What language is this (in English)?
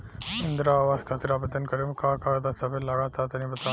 Bhojpuri